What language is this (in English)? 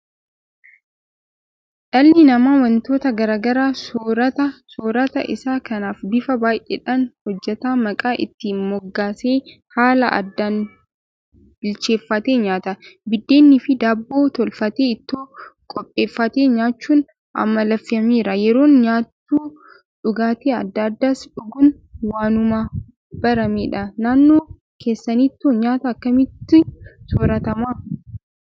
Oromo